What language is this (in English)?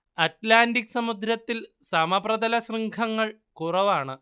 Malayalam